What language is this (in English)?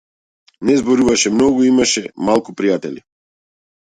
Macedonian